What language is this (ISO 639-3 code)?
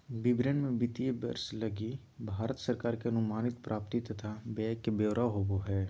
mag